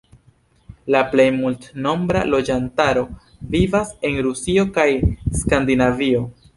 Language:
Esperanto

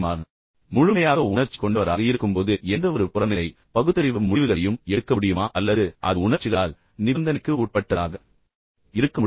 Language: Tamil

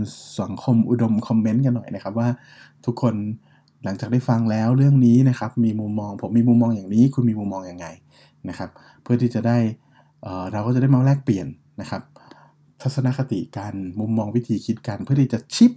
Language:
Thai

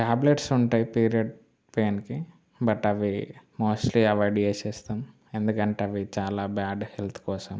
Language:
Telugu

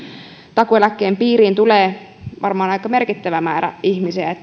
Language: Finnish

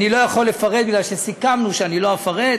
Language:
Hebrew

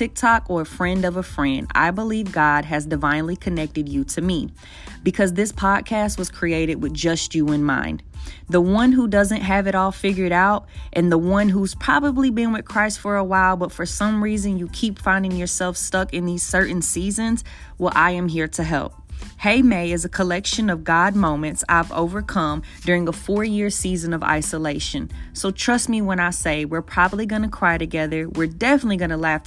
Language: English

